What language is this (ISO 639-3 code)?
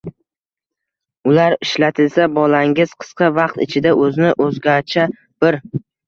uzb